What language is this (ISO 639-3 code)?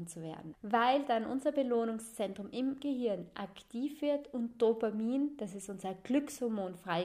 deu